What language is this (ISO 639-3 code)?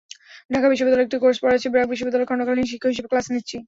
ben